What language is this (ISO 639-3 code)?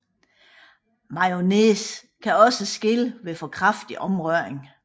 dan